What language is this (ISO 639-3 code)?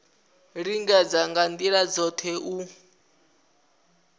ven